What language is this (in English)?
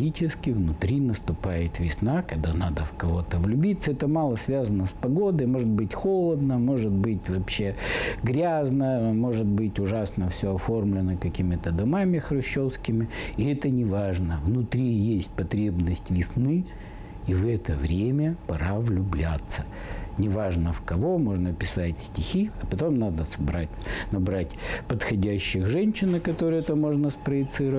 Russian